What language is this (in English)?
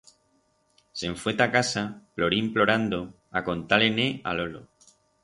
Aragonese